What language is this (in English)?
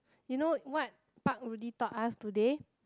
English